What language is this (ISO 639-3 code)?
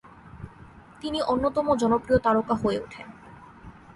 ben